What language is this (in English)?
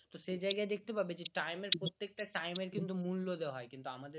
Bangla